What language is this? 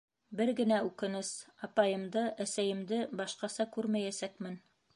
Bashkir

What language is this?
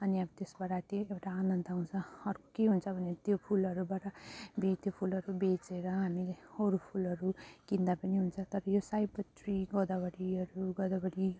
Nepali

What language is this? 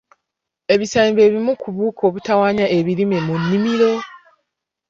Ganda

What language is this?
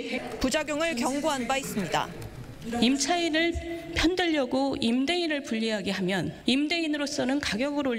Korean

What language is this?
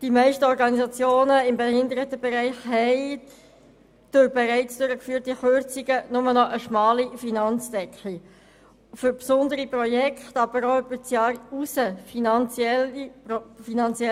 Swiss German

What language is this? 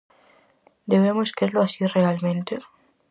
Galician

